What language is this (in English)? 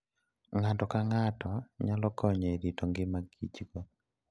Luo (Kenya and Tanzania)